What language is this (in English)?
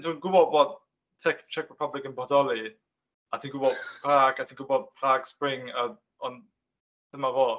Welsh